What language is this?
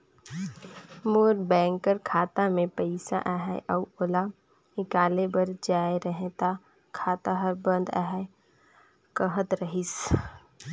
Chhattisgarhi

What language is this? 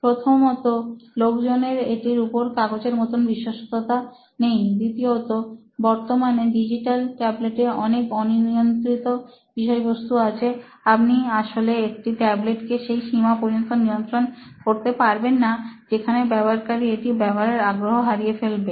Bangla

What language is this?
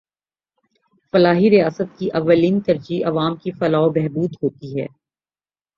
Urdu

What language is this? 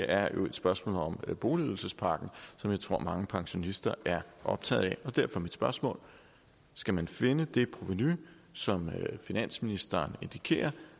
Danish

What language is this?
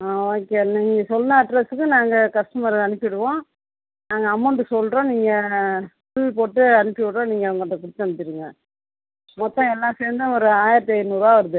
Tamil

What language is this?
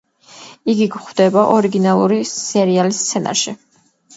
Georgian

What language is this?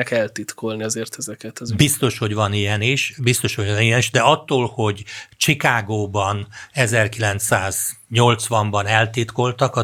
Hungarian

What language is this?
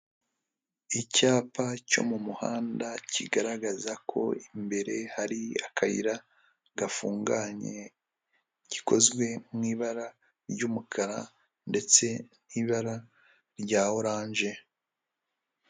Kinyarwanda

